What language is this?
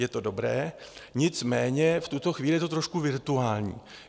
Czech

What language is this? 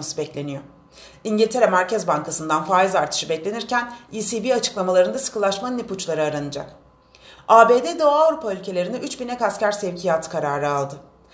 Turkish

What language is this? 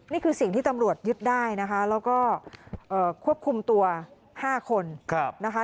Thai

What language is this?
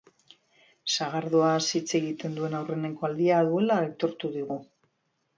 Basque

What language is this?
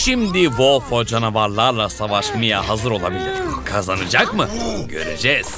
Turkish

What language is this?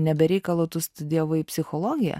Lithuanian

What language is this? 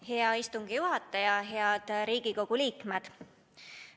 Estonian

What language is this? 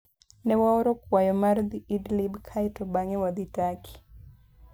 Luo (Kenya and Tanzania)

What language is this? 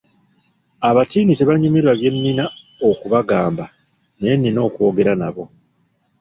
Ganda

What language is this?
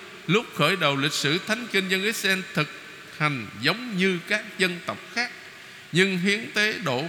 Vietnamese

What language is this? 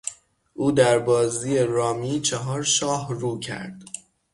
Persian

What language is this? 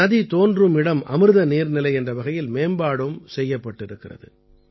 Tamil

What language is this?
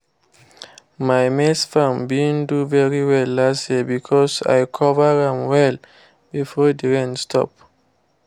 Nigerian Pidgin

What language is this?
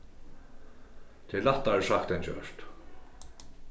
Faroese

